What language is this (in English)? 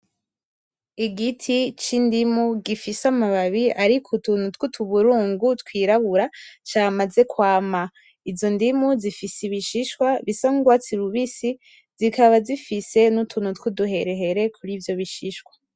Rundi